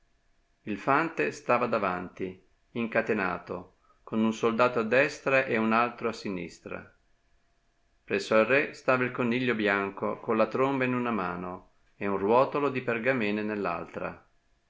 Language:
Italian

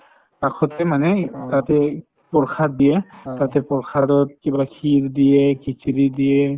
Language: Assamese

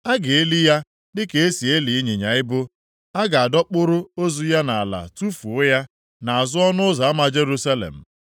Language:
Igbo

